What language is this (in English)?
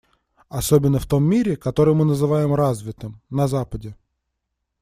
Russian